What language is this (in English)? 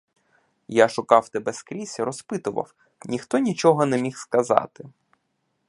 Ukrainian